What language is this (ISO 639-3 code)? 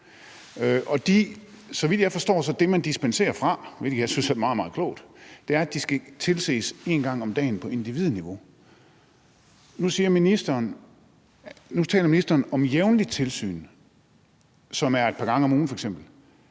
dan